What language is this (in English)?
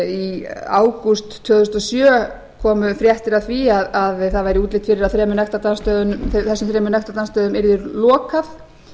Icelandic